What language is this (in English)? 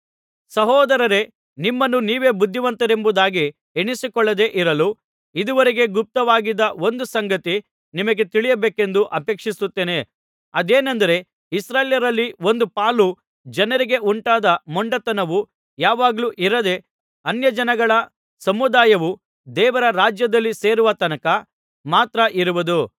Kannada